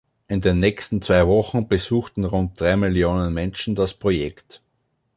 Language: German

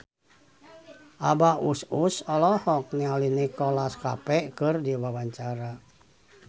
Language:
Sundanese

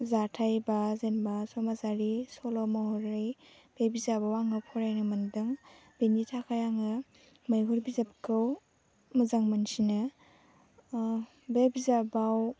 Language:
Bodo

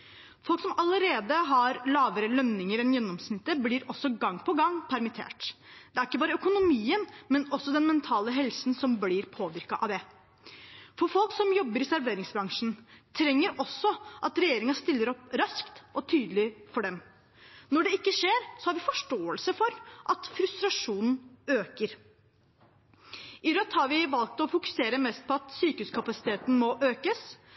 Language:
Norwegian Bokmål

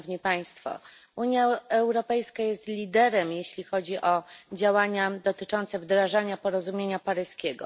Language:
Polish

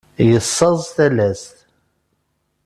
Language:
Kabyle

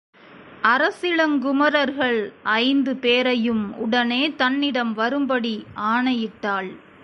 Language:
Tamil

